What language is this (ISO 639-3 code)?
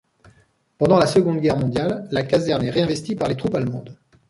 fra